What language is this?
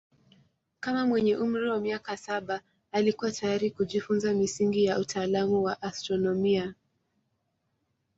Swahili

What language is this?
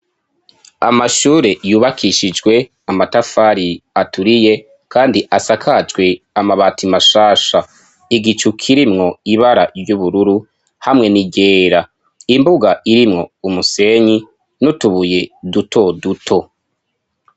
Rundi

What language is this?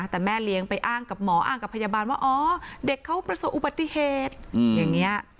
Thai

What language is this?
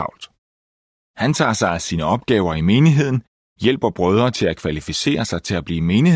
Danish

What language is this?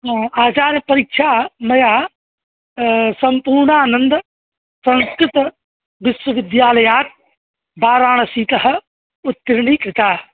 Sanskrit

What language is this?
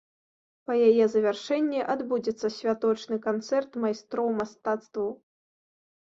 Belarusian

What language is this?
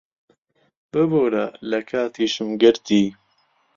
Central Kurdish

